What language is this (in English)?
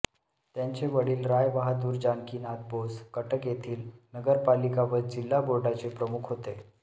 Marathi